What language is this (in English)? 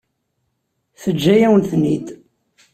Kabyle